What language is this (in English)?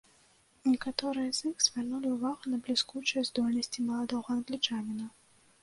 Belarusian